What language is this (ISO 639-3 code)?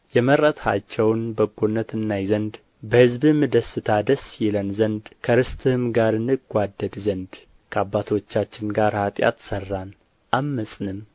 amh